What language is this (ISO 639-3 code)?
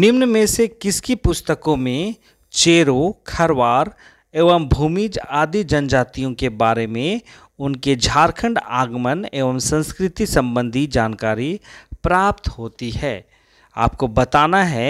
hin